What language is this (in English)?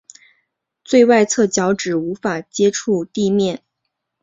Chinese